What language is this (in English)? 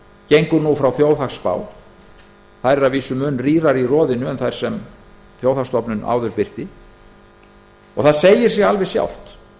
Icelandic